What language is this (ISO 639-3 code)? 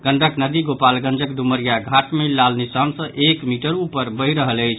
mai